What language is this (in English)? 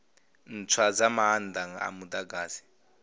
Venda